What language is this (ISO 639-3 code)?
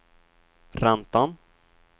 swe